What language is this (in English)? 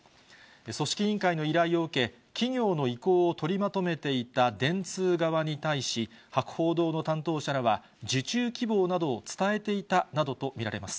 Japanese